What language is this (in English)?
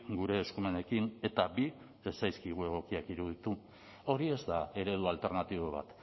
Basque